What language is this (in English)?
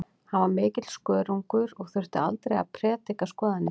Icelandic